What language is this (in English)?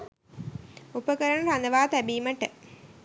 Sinhala